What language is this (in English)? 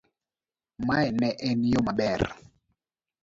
Luo (Kenya and Tanzania)